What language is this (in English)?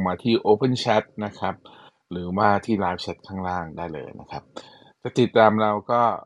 Thai